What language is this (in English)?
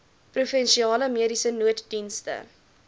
Afrikaans